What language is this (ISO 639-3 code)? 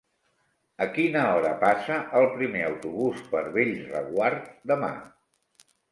cat